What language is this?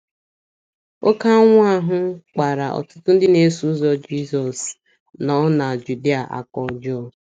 Igbo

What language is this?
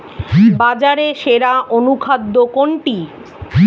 Bangla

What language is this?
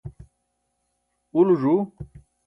Burushaski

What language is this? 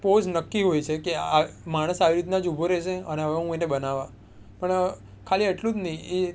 Gujarati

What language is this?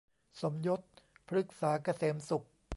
Thai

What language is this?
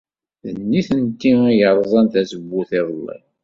Kabyle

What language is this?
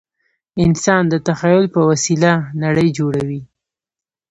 Pashto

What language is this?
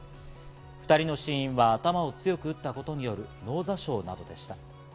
Japanese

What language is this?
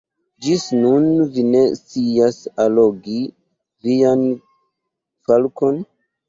Esperanto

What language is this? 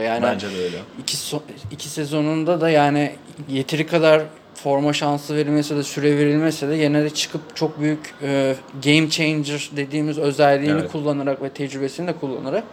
Turkish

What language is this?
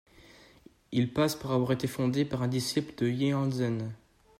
French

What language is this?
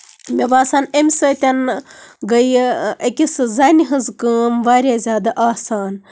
Kashmiri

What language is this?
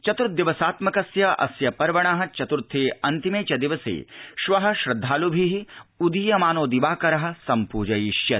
Sanskrit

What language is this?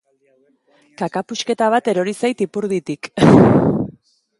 Basque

